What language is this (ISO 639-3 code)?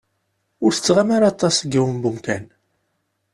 kab